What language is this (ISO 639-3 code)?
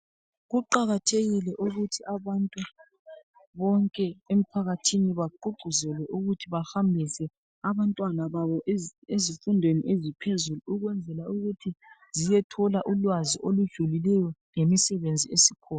nde